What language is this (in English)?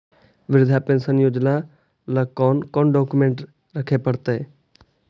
Magahi